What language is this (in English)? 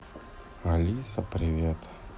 Russian